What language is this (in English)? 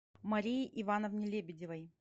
Russian